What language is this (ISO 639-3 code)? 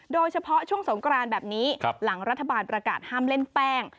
tha